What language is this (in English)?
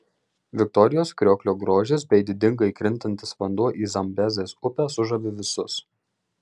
Lithuanian